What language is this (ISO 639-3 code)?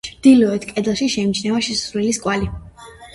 kat